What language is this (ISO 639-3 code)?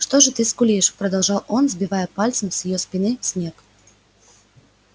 rus